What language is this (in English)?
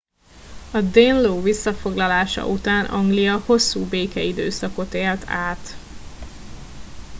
Hungarian